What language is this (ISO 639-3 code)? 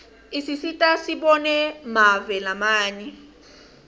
ssw